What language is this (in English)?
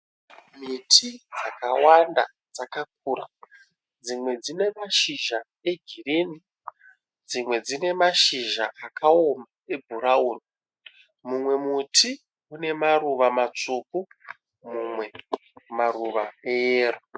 Shona